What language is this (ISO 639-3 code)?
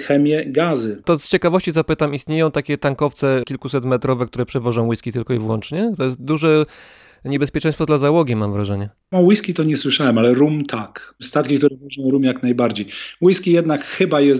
pol